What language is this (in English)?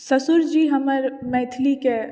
Maithili